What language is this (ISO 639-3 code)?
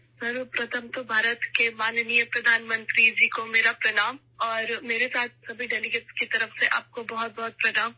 urd